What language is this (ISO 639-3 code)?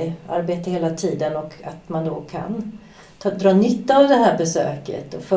swe